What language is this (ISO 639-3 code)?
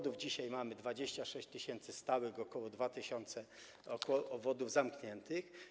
pol